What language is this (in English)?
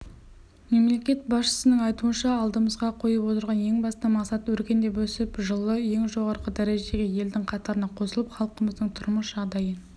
Kazakh